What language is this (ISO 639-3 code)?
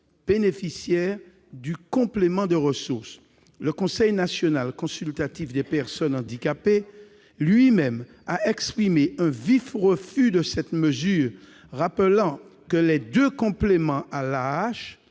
fra